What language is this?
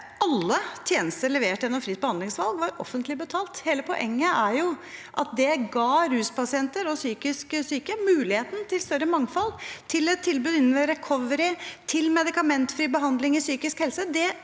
Norwegian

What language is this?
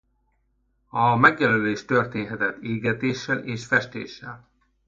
Hungarian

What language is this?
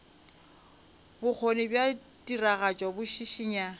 Northern Sotho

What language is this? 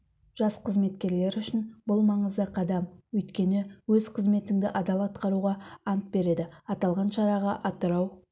Kazakh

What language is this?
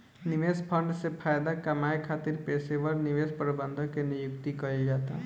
Bhojpuri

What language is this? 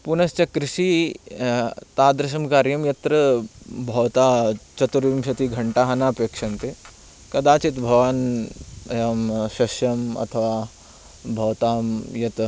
Sanskrit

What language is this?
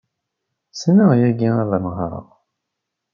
Kabyle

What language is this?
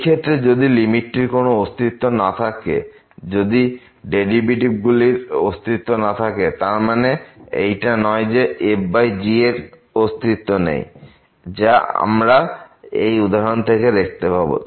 Bangla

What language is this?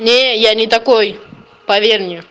Russian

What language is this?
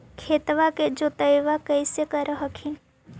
Magahi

